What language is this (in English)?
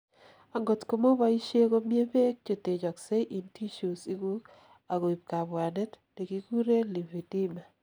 Kalenjin